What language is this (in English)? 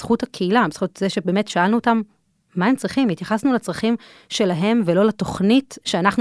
Hebrew